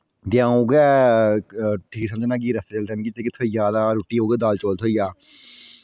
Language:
Dogri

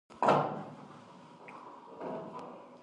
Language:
Pashto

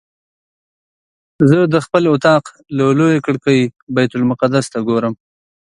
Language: Pashto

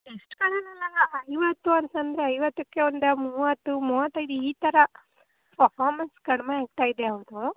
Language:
Kannada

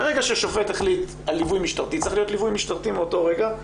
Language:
Hebrew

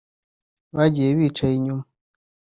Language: Kinyarwanda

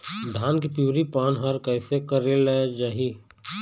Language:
Chhattisgarhi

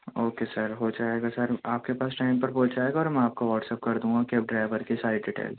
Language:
Urdu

